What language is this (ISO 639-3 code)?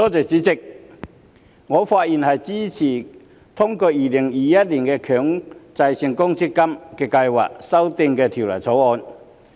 yue